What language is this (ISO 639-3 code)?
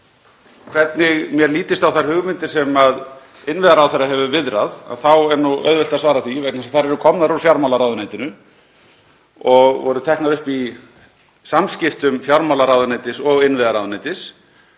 isl